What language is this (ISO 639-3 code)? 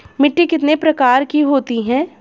hin